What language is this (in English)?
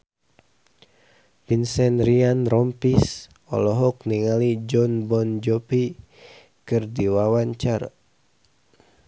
Sundanese